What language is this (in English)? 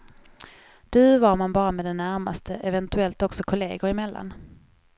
Swedish